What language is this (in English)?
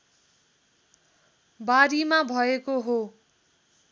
Nepali